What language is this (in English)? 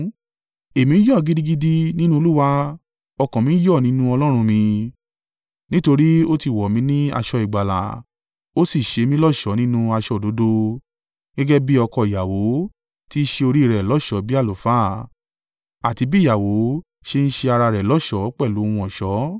Yoruba